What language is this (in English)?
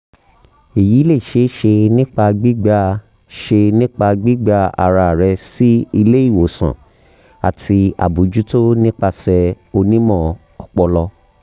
Yoruba